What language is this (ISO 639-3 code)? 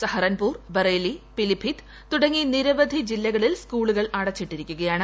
mal